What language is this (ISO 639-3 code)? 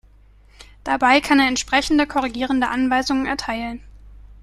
deu